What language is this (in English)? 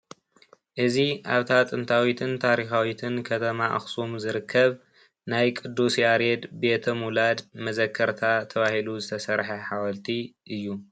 Tigrinya